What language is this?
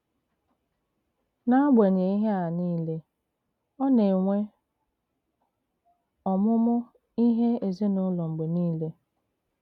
Igbo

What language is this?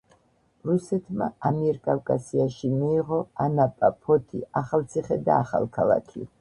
Georgian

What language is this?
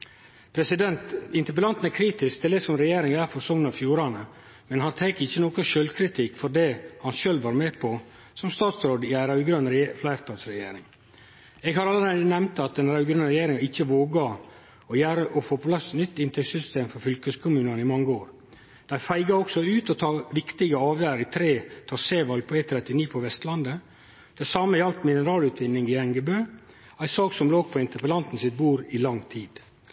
Norwegian Nynorsk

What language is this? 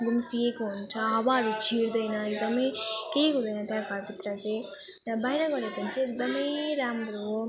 Nepali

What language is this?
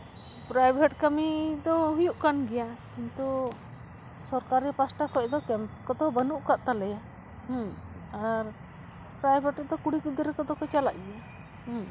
Santali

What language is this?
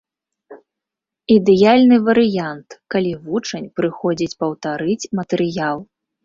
Belarusian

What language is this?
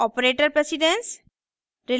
Hindi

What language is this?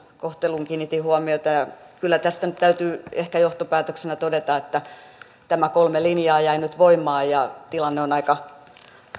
Finnish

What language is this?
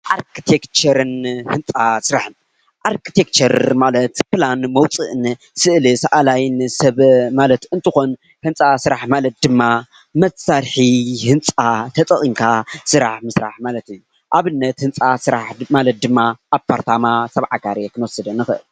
Tigrinya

